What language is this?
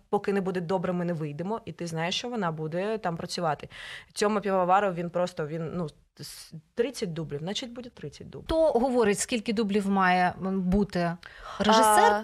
Ukrainian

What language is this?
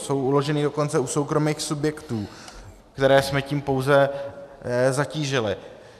Czech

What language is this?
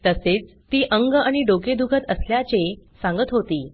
Marathi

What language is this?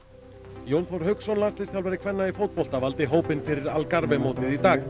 Icelandic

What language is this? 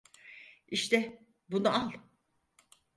Turkish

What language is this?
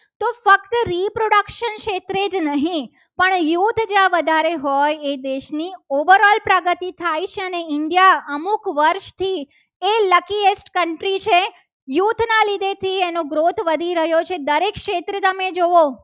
Gujarati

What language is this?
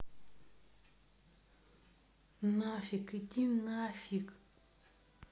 Russian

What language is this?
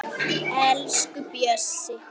Icelandic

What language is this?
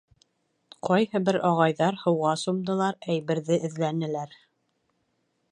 Bashkir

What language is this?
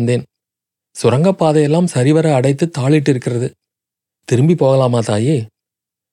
Tamil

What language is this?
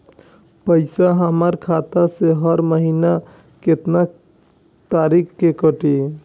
Bhojpuri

